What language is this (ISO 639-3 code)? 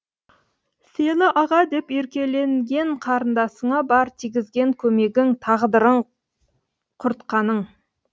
kaz